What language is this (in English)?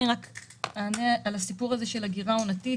Hebrew